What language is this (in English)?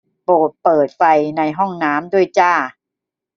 Thai